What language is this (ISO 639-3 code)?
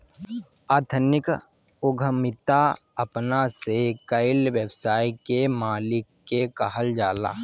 bho